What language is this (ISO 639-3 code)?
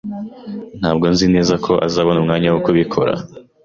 kin